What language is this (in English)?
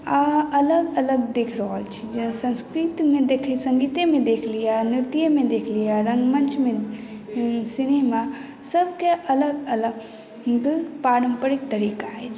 Maithili